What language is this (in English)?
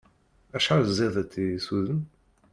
Kabyle